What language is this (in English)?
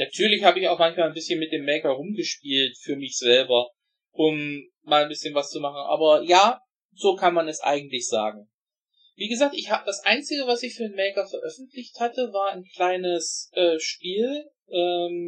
German